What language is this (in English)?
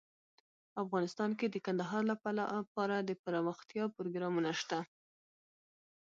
Pashto